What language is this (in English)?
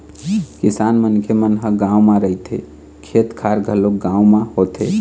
Chhattisgarhi